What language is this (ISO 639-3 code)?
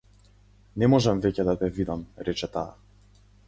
mkd